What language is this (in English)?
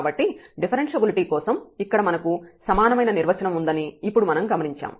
Telugu